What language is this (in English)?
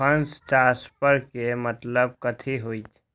Magahi